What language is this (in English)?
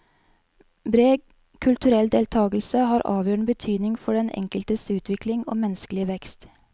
Norwegian